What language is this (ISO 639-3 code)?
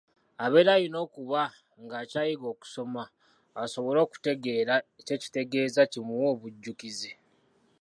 lug